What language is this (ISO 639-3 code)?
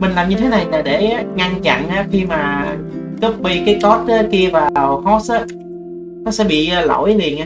vie